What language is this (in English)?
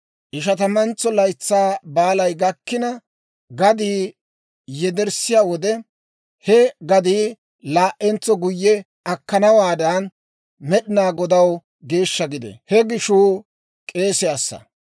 Dawro